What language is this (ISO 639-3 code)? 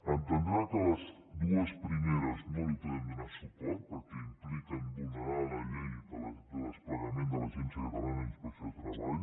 cat